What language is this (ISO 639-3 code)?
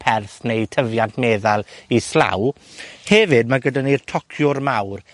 cym